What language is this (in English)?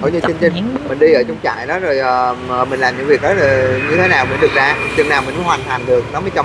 Vietnamese